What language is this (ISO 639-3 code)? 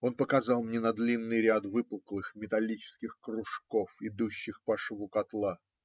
rus